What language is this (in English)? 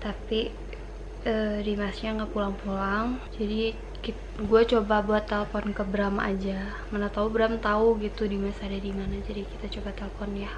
Indonesian